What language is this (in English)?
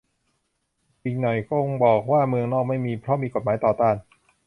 Thai